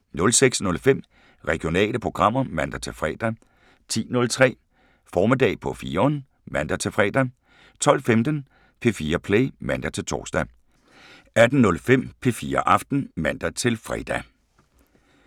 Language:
Danish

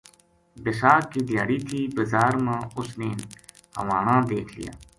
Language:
Gujari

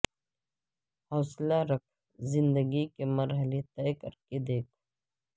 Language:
Urdu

